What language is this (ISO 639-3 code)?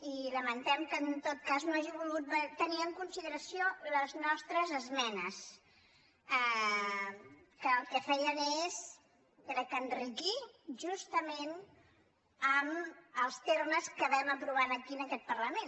cat